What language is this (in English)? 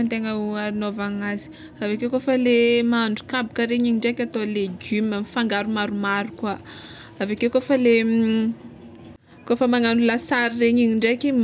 Tsimihety Malagasy